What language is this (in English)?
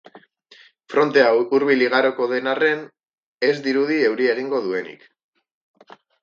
Basque